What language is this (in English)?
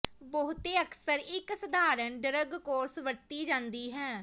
Punjabi